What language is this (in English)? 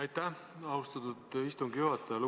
Estonian